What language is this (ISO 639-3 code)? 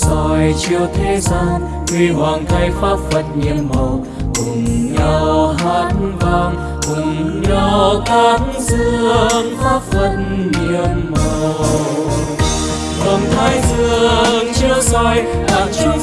vie